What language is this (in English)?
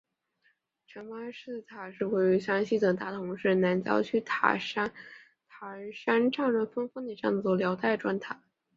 Chinese